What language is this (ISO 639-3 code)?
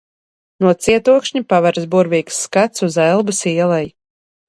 lav